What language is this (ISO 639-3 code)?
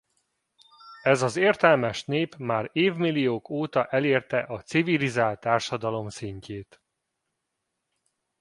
hun